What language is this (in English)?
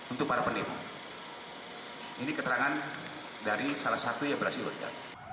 Indonesian